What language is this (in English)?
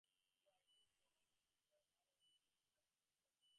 English